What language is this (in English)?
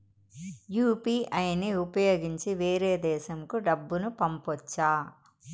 Telugu